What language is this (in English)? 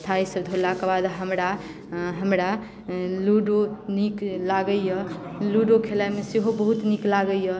Maithili